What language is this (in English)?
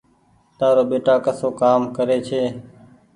Goaria